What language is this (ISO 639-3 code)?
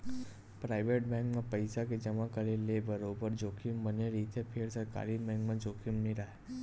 hne